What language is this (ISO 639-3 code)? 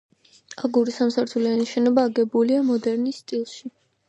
kat